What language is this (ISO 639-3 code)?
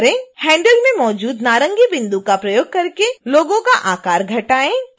hin